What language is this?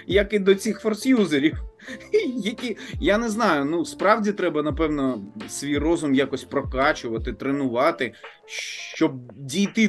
Ukrainian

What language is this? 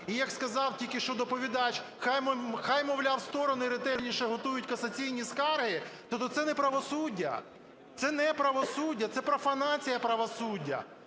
Ukrainian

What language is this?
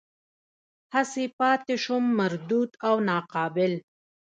Pashto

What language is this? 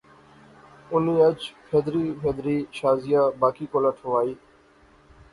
Pahari-Potwari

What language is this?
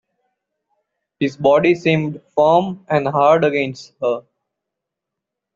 English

